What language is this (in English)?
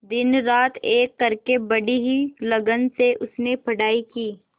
Hindi